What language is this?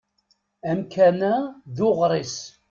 Kabyle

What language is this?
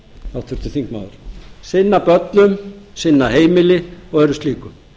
Icelandic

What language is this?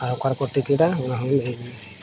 Santali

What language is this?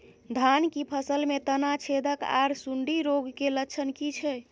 Maithili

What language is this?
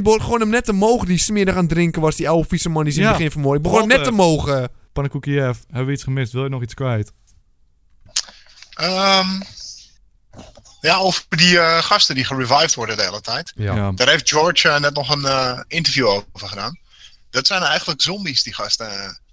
Dutch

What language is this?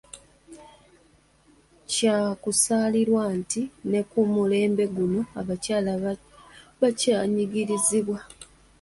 Ganda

